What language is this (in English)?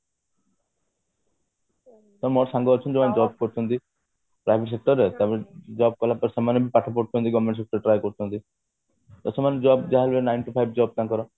Odia